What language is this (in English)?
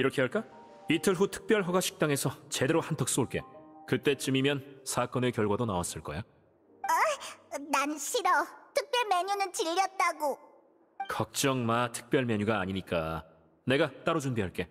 Korean